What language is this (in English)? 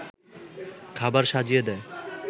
Bangla